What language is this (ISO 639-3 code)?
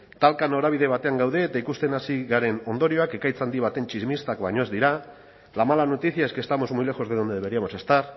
eus